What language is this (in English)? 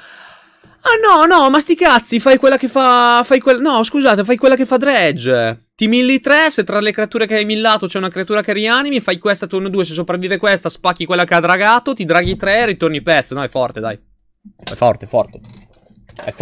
Italian